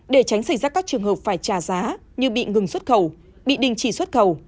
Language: Vietnamese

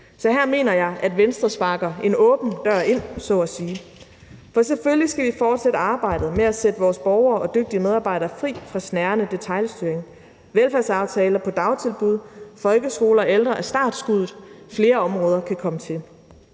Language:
Danish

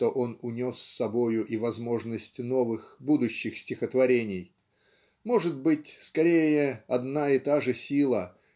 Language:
Russian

